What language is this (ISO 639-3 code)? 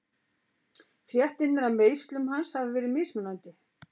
isl